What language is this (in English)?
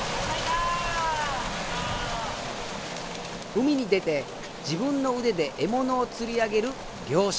Japanese